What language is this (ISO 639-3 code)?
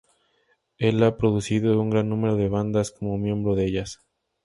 spa